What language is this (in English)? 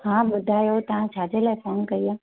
Sindhi